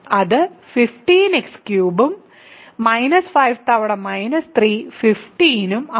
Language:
Malayalam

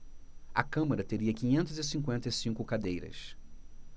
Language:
Portuguese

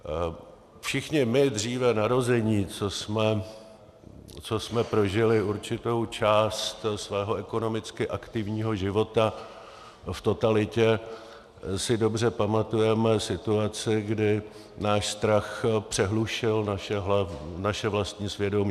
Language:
Czech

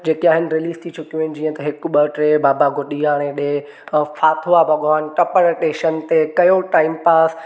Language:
Sindhi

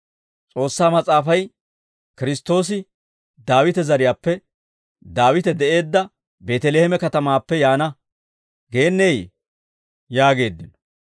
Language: Dawro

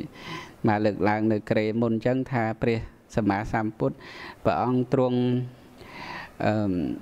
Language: Vietnamese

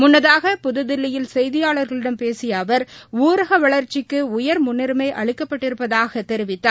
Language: Tamil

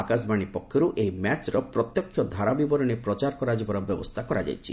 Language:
Odia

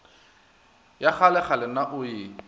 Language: Northern Sotho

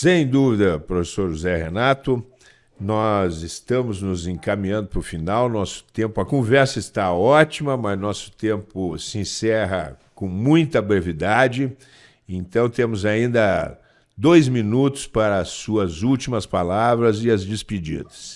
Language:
Portuguese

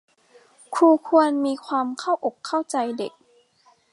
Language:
Thai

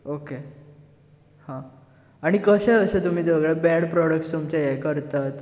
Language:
Konkani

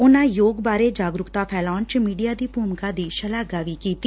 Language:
Punjabi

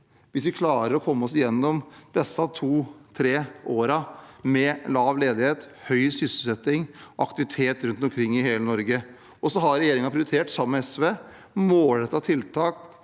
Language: Norwegian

